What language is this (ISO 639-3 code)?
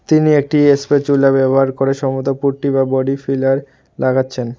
ben